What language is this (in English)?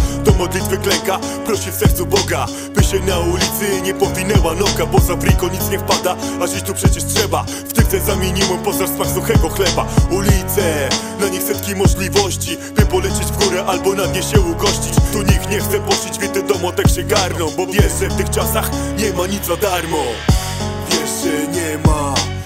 Polish